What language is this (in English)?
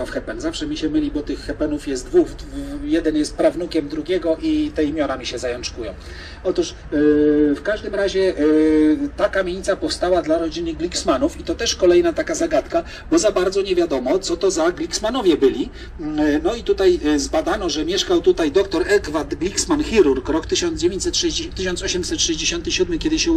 Polish